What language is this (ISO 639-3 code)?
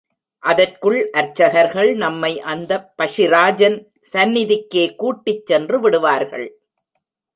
tam